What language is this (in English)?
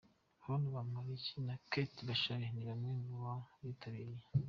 Kinyarwanda